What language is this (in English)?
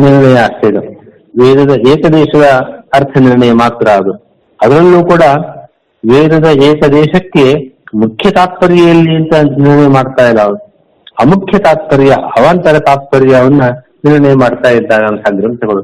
Kannada